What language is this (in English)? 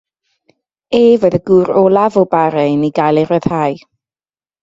Welsh